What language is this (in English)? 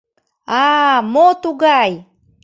Mari